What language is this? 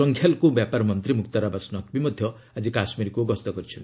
Odia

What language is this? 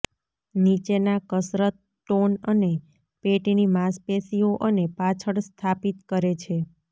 Gujarati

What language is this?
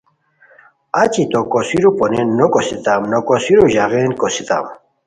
Khowar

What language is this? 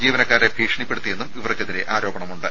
Malayalam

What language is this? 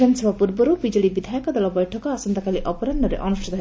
Odia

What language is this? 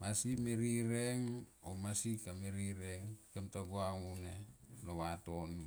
Tomoip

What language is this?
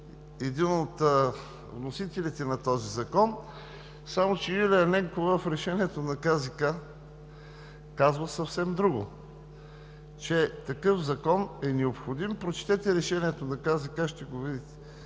Bulgarian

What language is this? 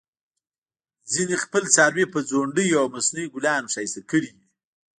Pashto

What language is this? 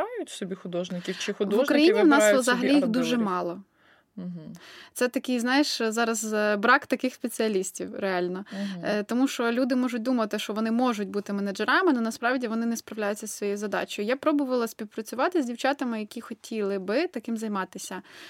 Ukrainian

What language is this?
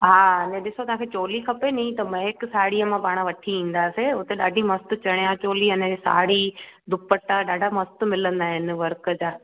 Sindhi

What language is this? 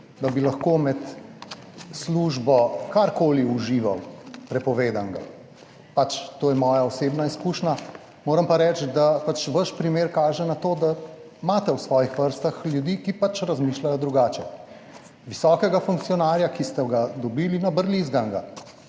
Slovenian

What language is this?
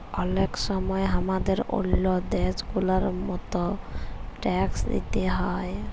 Bangla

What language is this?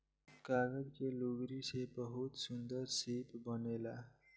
Bhojpuri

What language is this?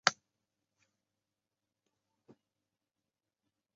Chinese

